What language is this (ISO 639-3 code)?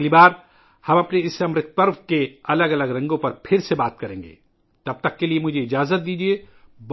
urd